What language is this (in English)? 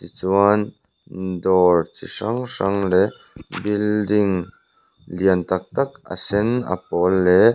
Mizo